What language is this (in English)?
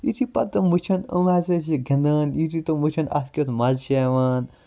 Kashmiri